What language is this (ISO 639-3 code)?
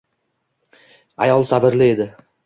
uzb